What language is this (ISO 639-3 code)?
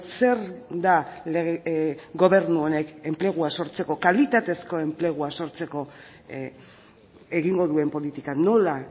eus